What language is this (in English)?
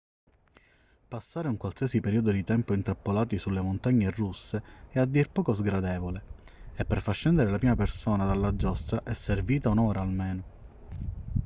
Italian